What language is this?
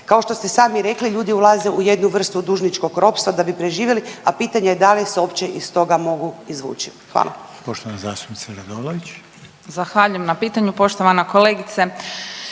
Croatian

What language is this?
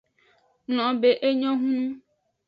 Aja (Benin)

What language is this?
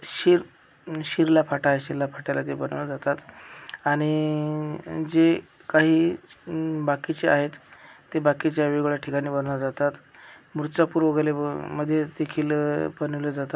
Marathi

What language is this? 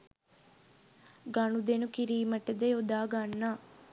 Sinhala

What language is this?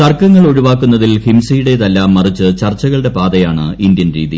Malayalam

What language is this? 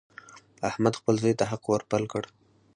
Pashto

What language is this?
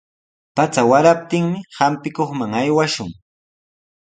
Sihuas Ancash Quechua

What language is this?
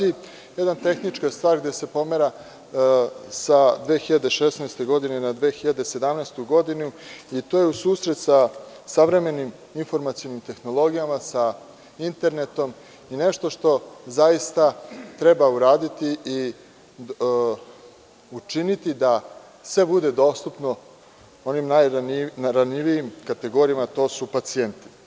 Serbian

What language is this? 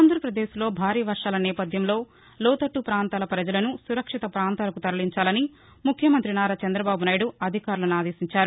Telugu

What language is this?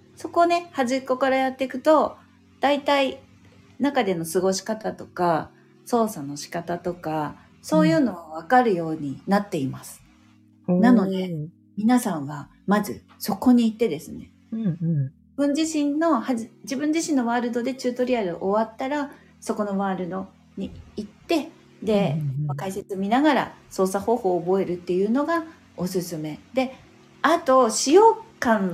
Japanese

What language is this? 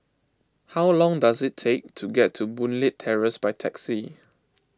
English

